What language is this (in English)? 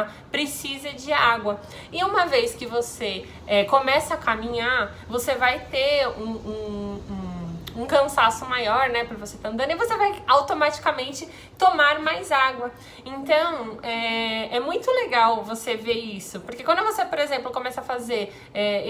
Portuguese